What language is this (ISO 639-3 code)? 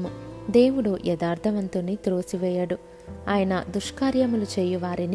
tel